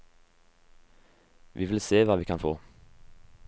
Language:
Norwegian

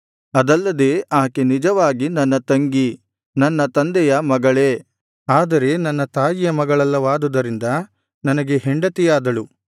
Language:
Kannada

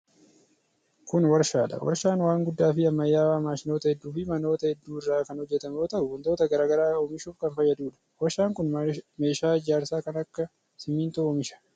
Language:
Oromo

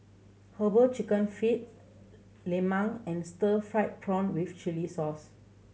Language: English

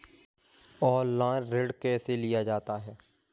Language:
Hindi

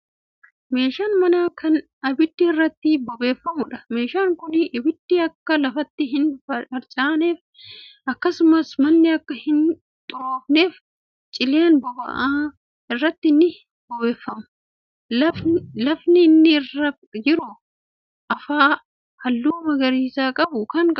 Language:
Oromo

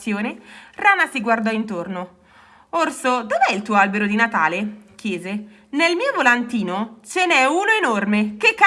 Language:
Italian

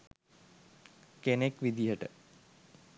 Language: Sinhala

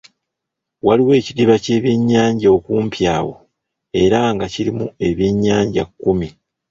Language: Ganda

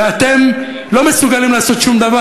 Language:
Hebrew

